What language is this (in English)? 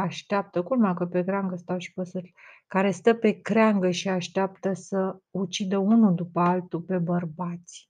Romanian